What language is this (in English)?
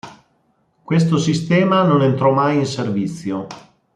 Italian